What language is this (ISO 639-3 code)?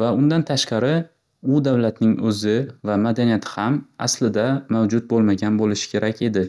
uzb